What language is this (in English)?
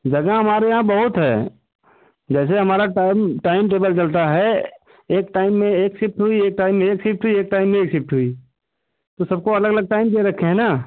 Hindi